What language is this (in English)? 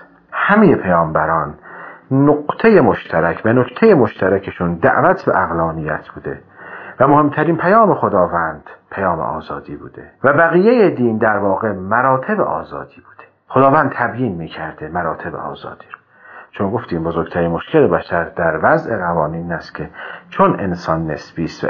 Persian